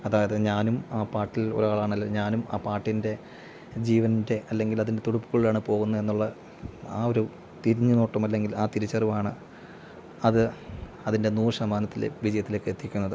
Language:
Malayalam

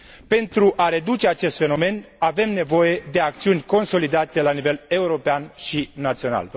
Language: Romanian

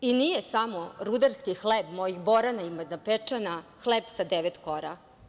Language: Serbian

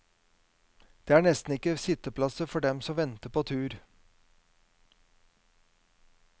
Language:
Norwegian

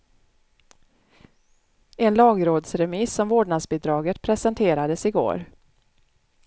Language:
Swedish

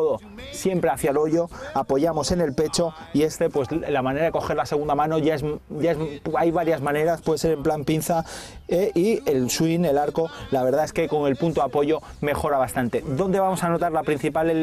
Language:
Spanish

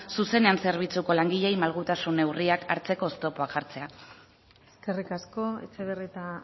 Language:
Basque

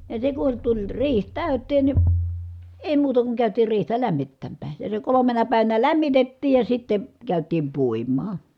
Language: Finnish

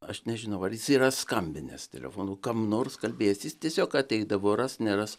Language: Lithuanian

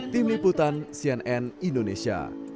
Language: Indonesian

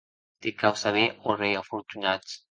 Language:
Occitan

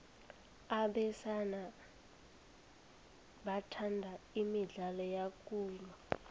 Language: South Ndebele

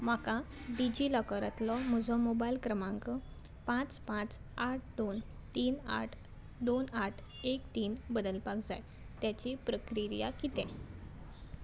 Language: Konkani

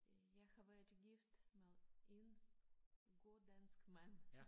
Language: Danish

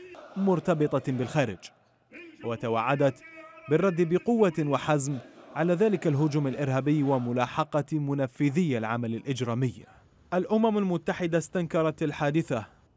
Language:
Arabic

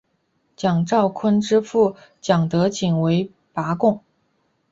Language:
Chinese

